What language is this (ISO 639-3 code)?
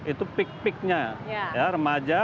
ind